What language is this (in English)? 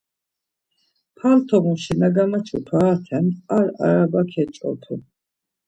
Laz